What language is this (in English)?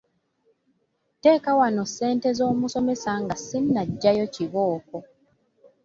Ganda